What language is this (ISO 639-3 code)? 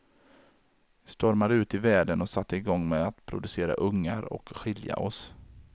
swe